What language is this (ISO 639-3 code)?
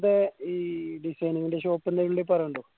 mal